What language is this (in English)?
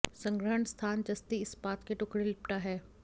Hindi